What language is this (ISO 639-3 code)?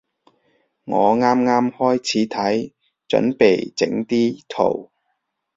yue